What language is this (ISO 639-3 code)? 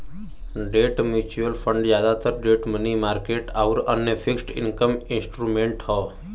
bho